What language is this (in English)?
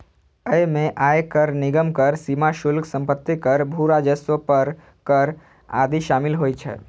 Maithili